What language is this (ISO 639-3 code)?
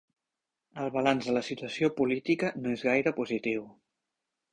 cat